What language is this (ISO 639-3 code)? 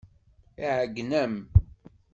kab